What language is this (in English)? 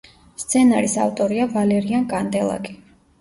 Georgian